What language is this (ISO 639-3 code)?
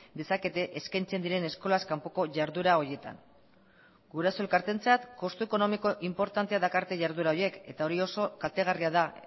eus